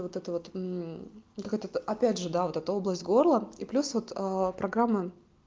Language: Russian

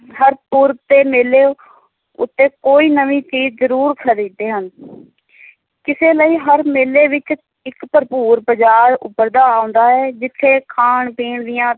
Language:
Punjabi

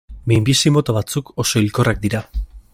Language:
Basque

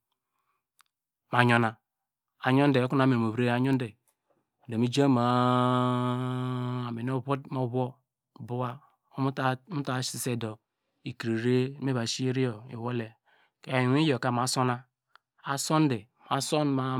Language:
Degema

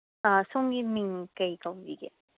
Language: Manipuri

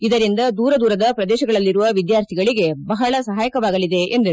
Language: Kannada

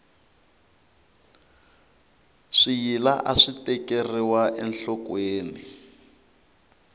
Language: Tsonga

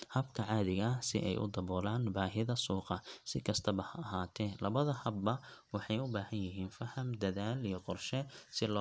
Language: Somali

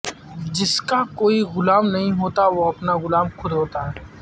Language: Urdu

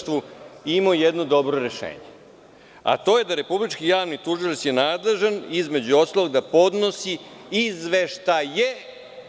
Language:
Serbian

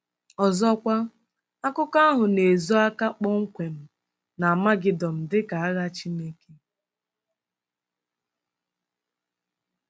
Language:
Igbo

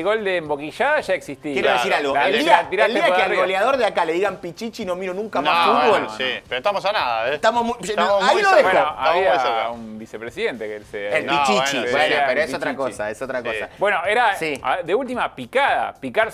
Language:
Spanish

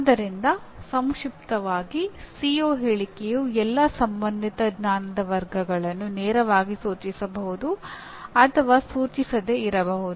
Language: Kannada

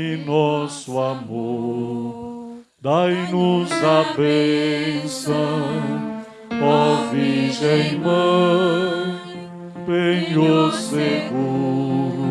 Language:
Portuguese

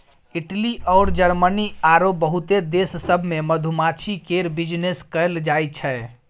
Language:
Maithili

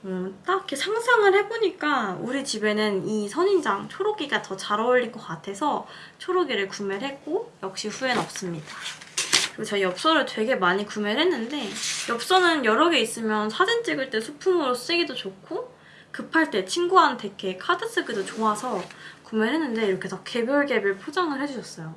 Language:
Korean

